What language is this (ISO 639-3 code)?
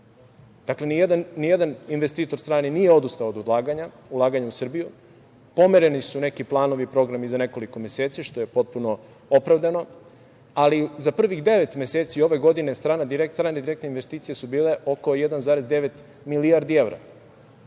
srp